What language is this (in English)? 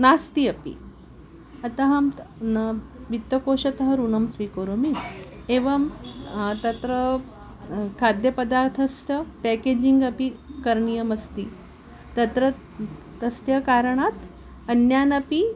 Sanskrit